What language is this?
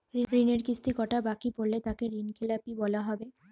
Bangla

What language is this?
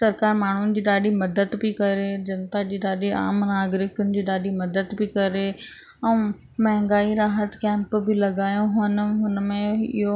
Sindhi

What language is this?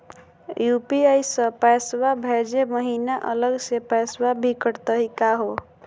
Magahi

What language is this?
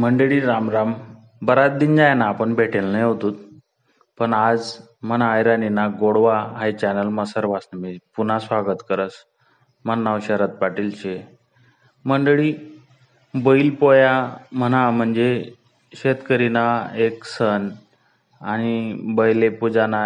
Marathi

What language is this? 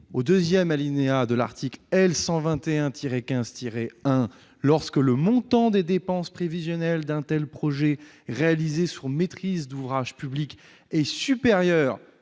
French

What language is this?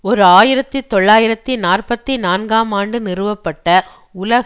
Tamil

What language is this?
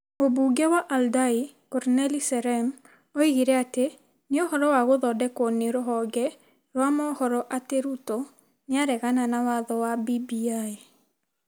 Kikuyu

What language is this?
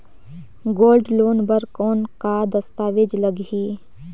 Chhattisgarhi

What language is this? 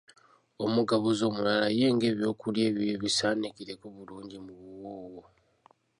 Ganda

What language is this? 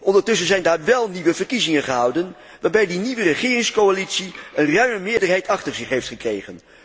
Dutch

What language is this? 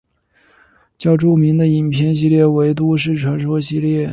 Chinese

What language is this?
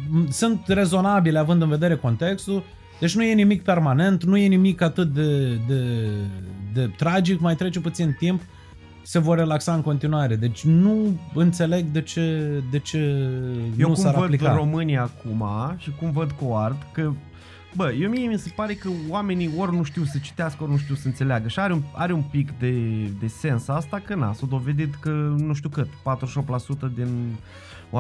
Romanian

